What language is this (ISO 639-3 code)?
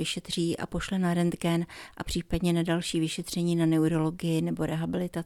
ces